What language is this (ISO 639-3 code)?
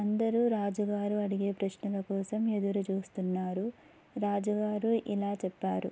tel